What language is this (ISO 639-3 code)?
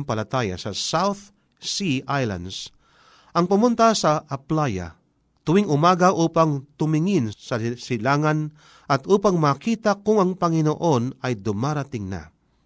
fil